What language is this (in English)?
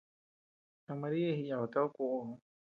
Tepeuxila Cuicatec